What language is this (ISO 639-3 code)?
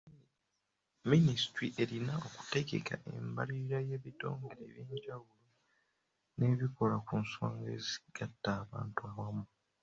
lug